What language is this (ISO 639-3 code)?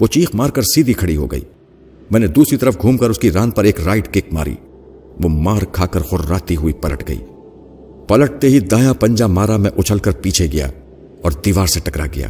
urd